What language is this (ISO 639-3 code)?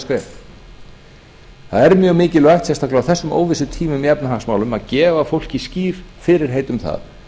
isl